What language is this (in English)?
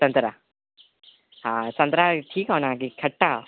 Maithili